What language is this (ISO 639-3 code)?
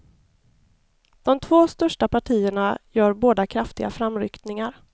swe